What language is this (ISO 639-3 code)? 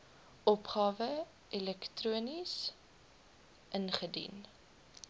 afr